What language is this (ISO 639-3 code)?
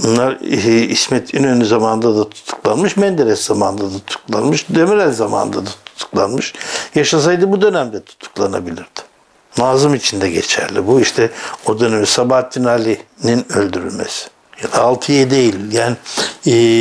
tur